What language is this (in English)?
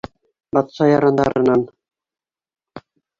Bashkir